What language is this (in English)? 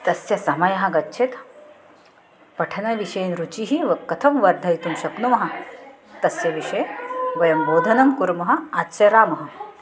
Sanskrit